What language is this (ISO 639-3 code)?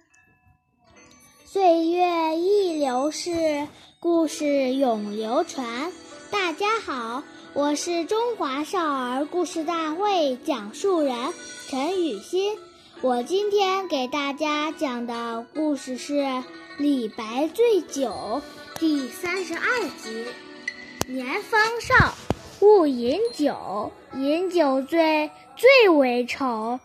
zho